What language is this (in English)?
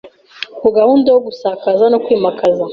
Kinyarwanda